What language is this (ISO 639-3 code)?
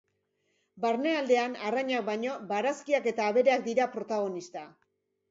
eus